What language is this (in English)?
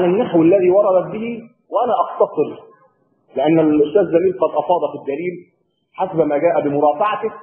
Arabic